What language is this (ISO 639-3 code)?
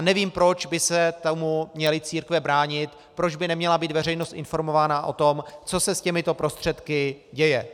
ces